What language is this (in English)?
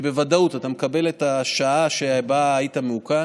Hebrew